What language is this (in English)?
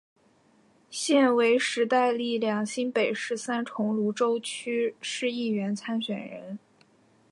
Chinese